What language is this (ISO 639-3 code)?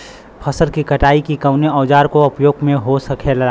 bho